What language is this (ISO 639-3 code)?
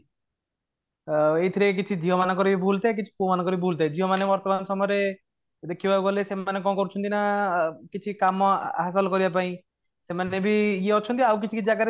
ori